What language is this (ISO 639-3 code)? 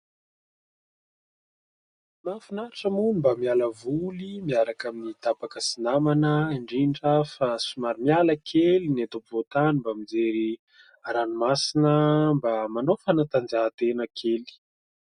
mlg